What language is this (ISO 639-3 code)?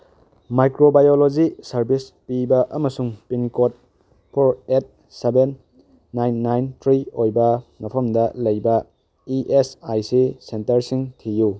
mni